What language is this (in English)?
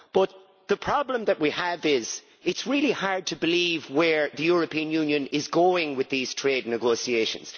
English